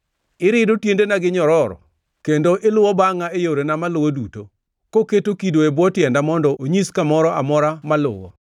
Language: Luo (Kenya and Tanzania)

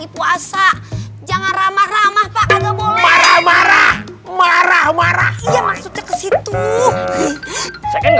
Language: Indonesian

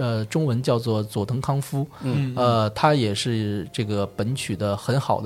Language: Chinese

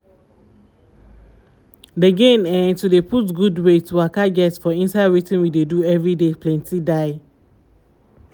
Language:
Nigerian Pidgin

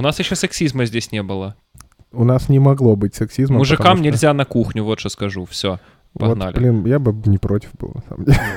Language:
Russian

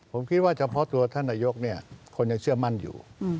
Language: Thai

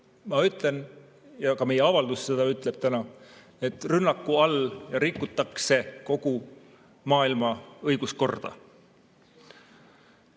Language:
Estonian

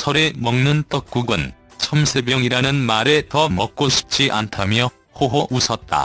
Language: Korean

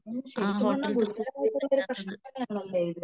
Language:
Malayalam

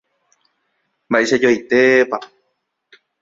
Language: Guarani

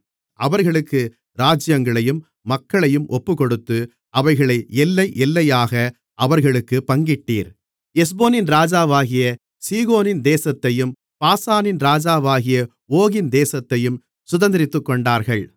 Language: Tamil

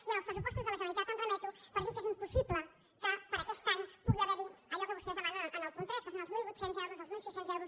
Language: Catalan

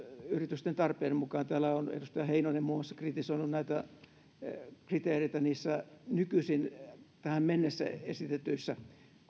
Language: Finnish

